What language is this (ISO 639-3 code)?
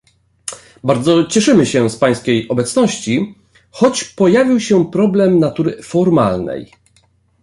pol